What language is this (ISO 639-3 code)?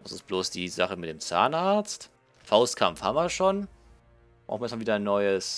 deu